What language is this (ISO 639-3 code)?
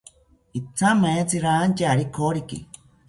cpy